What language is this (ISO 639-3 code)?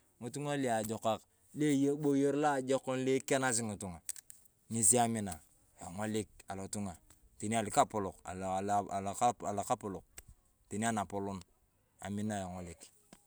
tuv